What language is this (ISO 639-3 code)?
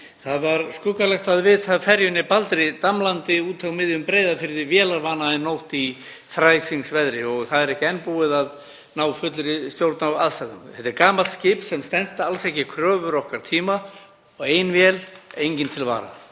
isl